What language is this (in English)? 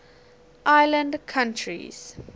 English